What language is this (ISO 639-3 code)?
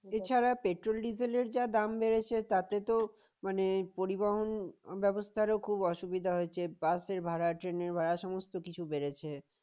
ben